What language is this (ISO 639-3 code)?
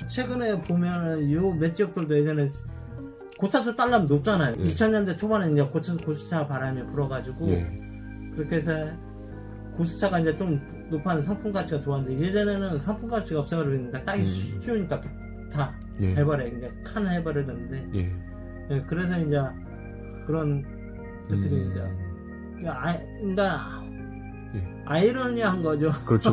kor